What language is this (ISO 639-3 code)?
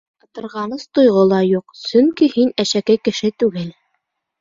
bak